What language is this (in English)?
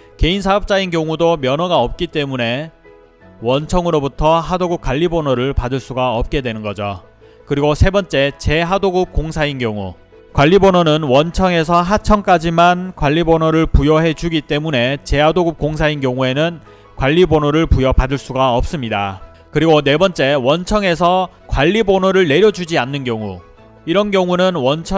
Korean